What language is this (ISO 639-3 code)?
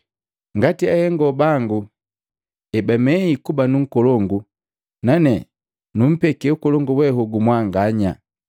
mgv